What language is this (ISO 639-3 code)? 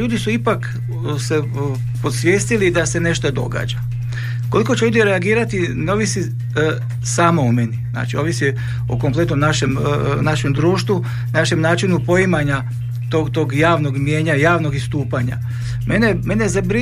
hrv